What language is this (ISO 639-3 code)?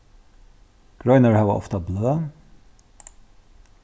fao